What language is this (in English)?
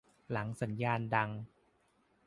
Thai